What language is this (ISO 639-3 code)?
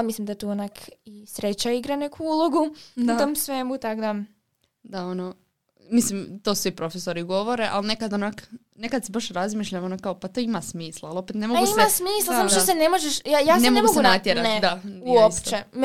hrv